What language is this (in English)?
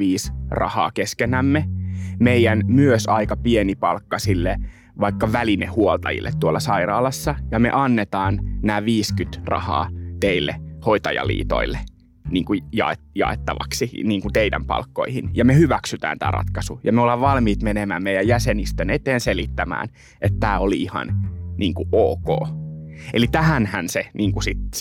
Finnish